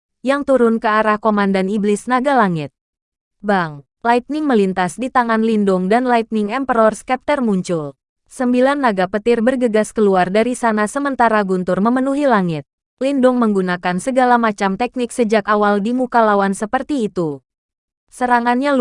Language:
Indonesian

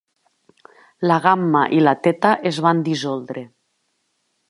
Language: Catalan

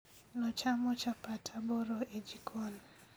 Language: Luo (Kenya and Tanzania)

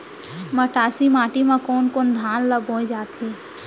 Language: Chhattisgarhi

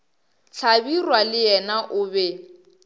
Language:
Northern Sotho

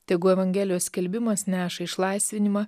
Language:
Lithuanian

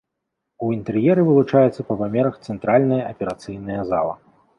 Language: Belarusian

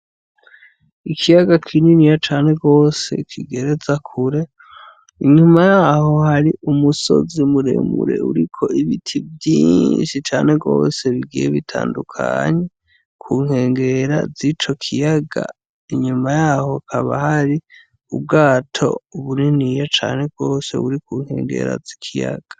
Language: Rundi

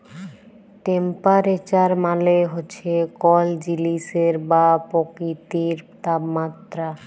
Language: Bangla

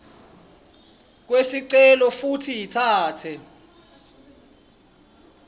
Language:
Swati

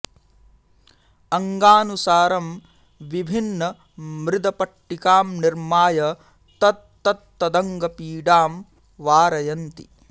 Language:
Sanskrit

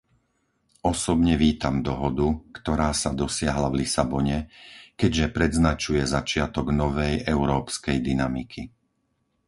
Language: Slovak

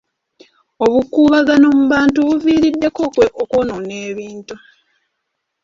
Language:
Ganda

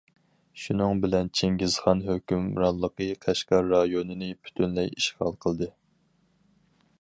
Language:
Uyghur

